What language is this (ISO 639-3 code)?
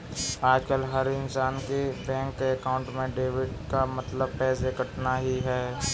hin